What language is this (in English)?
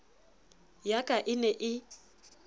Southern Sotho